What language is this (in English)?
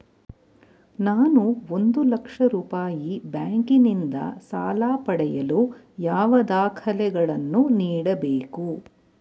Kannada